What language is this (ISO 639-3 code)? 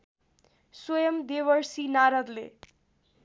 nep